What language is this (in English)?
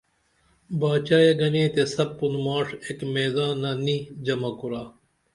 Dameli